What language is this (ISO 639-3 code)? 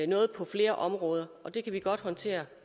dan